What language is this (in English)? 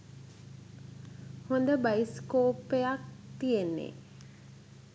Sinhala